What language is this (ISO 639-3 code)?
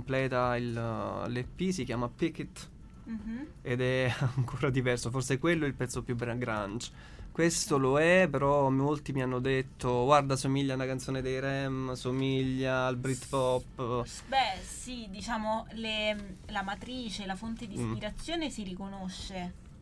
ita